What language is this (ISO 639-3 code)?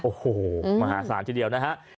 tha